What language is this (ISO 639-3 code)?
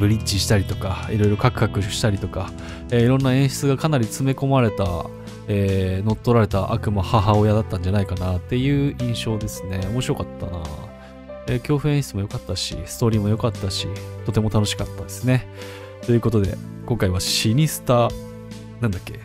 jpn